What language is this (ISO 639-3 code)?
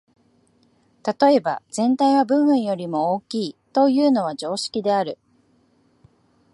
jpn